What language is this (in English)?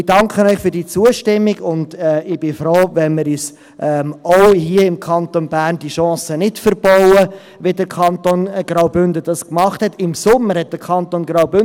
Swiss German